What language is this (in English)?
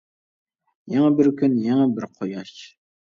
Uyghur